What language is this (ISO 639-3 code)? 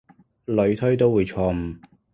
yue